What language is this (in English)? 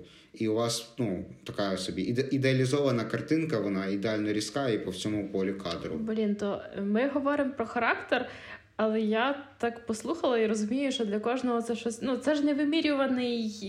Ukrainian